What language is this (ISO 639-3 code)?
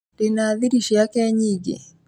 kik